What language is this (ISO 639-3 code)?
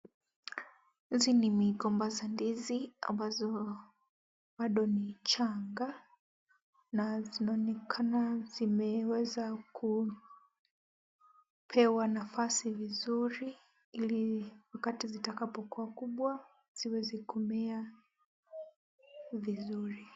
swa